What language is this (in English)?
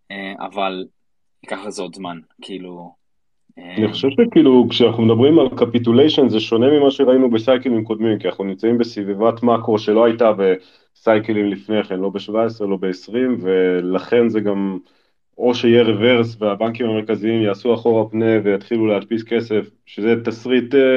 Hebrew